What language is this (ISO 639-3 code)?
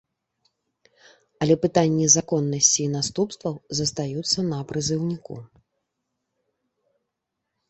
bel